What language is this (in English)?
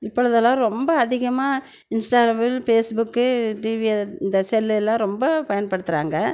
Tamil